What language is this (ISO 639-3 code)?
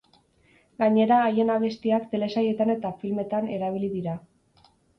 eus